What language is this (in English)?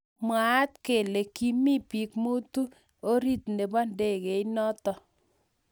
Kalenjin